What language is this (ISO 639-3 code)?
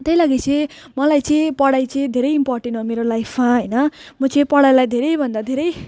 nep